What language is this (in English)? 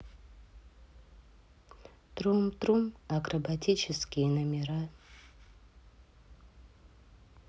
Russian